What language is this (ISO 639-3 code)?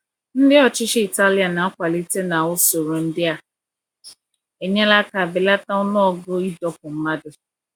ibo